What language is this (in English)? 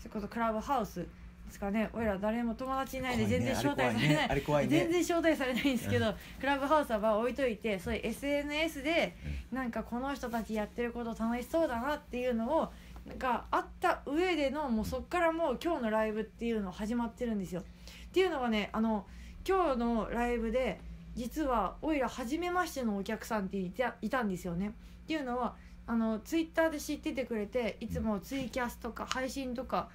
Japanese